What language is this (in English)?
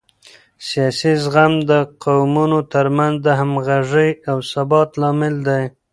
Pashto